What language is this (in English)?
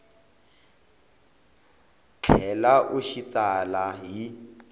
Tsonga